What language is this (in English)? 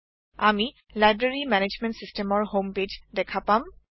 Assamese